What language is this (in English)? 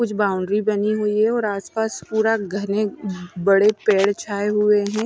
Hindi